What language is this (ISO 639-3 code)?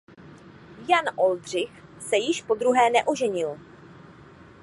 ces